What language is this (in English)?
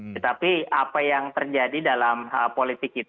Indonesian